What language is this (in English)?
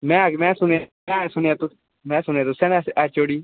Dogri